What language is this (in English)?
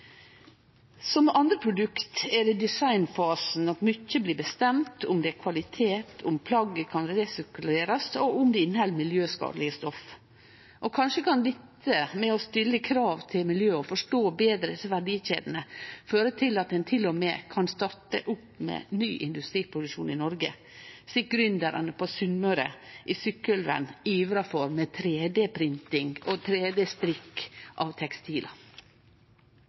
Norwegian Nynorsk